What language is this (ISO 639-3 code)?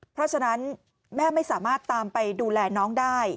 tha